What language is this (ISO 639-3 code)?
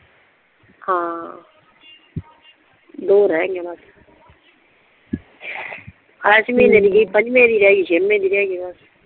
pan